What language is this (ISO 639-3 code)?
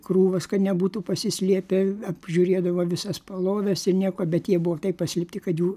lit